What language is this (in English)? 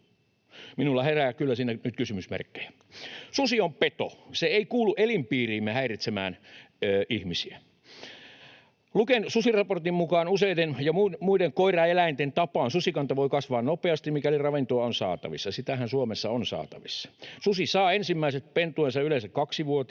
Finnish